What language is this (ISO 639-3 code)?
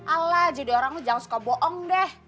ind